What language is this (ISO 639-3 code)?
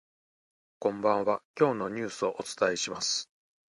jpn